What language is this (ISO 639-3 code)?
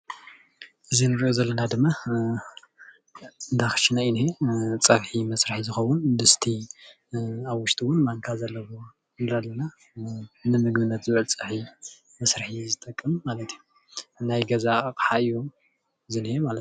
tir